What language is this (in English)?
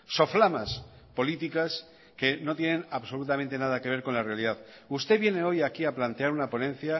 Spanish